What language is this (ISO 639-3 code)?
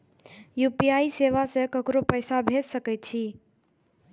mai